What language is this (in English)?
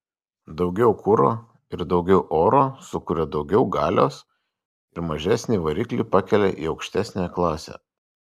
Lithuanian